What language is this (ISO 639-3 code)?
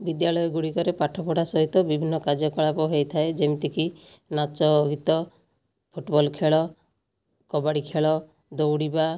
ori